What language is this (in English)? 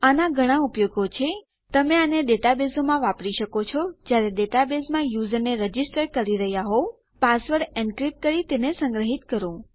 Gujarati